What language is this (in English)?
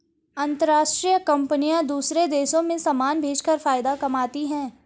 Hindi